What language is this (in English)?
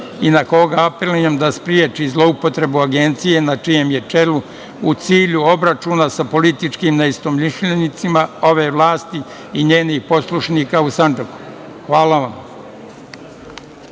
Serbian